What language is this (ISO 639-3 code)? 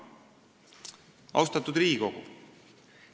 est